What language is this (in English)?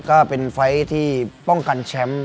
Thai